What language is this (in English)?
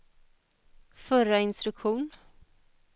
Swedish